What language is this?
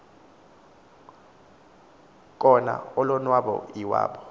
Xhosa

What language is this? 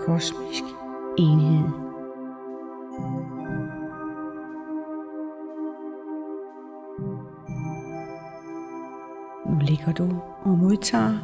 Danish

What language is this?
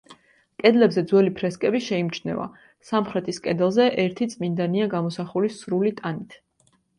Georgian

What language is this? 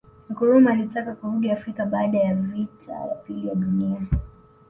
Swahili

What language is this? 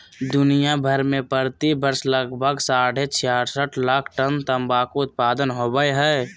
Magahi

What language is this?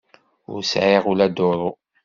Kabyle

